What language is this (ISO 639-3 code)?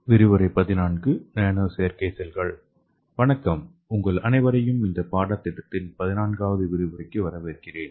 tam